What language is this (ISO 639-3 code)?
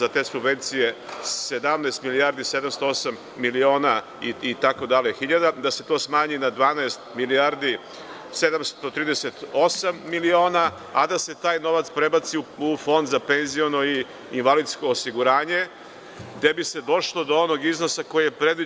srp